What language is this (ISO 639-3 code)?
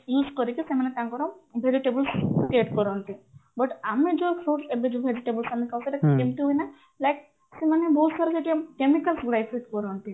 ori